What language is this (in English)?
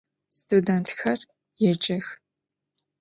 Adyghe